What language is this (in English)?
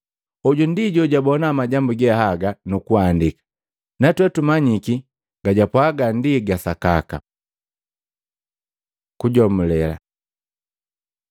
Matengo